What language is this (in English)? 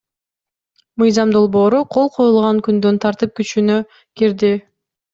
Kyrgyz